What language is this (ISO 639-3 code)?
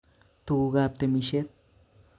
kln